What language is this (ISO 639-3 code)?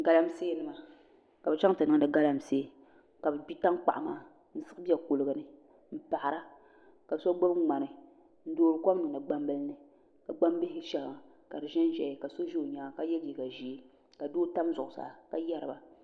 dag